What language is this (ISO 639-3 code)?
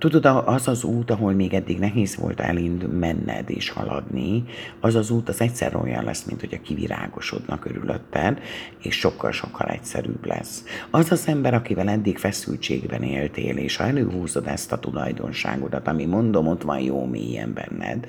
hun